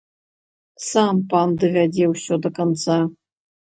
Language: Belarusian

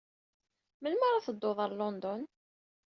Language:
Kabyle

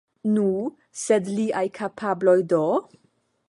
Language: Esperanto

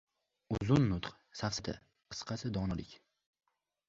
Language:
Uzbek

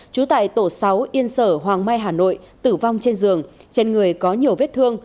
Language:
Vietnamese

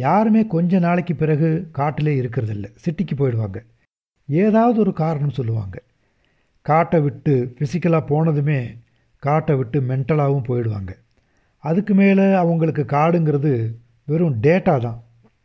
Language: Tamil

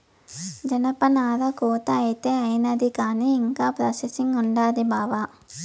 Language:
Telugu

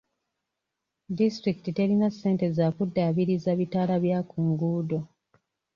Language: Ganda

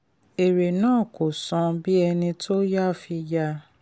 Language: Yoruba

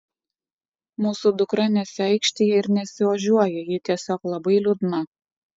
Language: Lithuanian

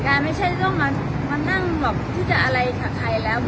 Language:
Thai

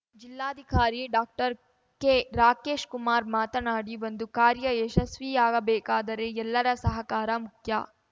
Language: Kannada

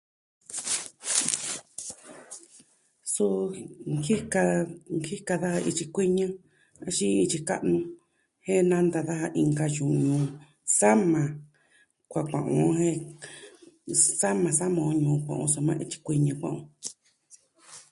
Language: Southwestern Tlaxiaco Mixtec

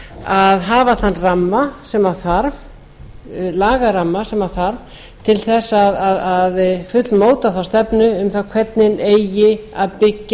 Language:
Icelandic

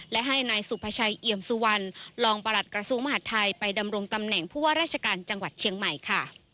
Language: Thai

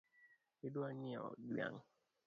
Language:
Luo (Kenya and Tanzania)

